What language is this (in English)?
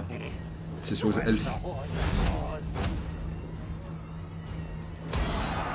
French